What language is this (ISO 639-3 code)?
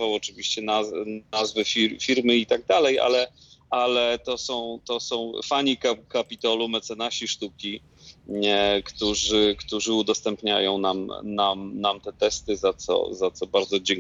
pol